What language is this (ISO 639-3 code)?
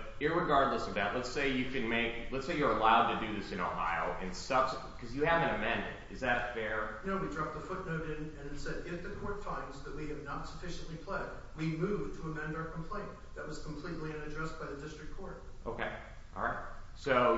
eng